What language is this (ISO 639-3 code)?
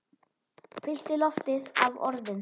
isl